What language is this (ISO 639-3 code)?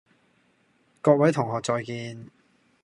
yue